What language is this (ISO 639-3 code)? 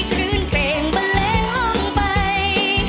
tha